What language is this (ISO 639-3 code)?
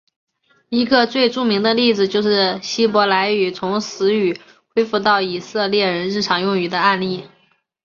zho